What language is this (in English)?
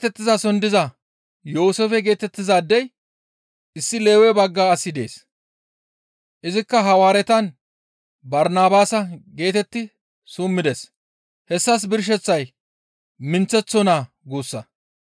Gamo